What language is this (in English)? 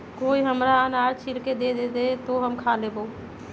Magahi